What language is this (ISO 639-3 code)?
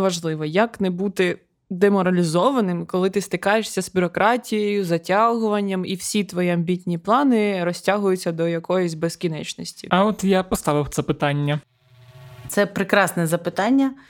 ukr